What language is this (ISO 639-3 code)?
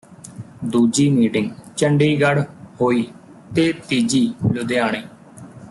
pan